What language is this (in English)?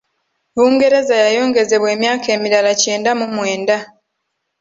Ganda